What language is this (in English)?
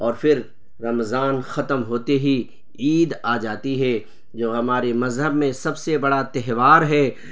Urdu